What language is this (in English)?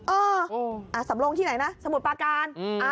Thai